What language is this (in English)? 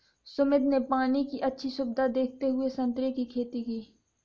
Hindi